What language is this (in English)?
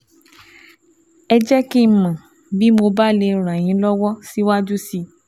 Yoruba